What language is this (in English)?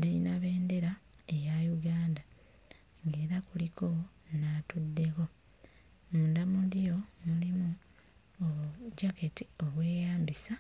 Ganda